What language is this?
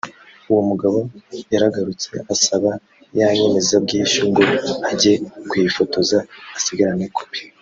Kinyarwanda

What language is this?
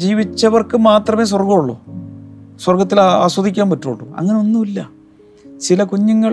Malayalam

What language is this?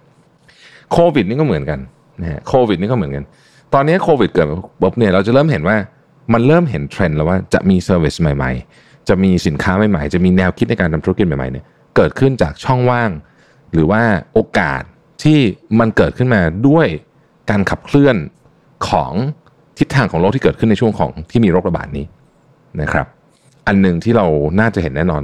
Thai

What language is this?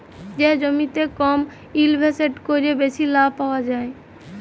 Bangla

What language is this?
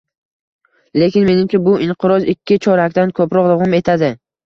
Uzbek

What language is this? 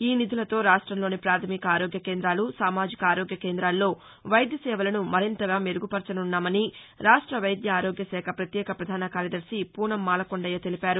Telugu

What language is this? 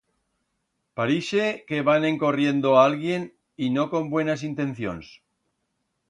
Aragonese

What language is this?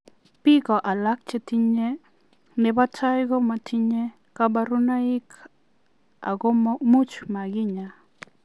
Kalenjin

